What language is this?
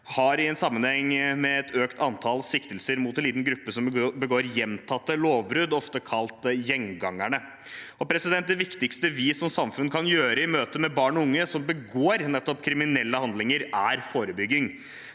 Norwegian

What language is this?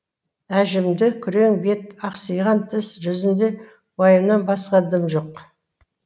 Kazakh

